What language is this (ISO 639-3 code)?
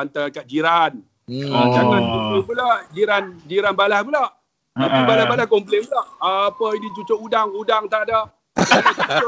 msa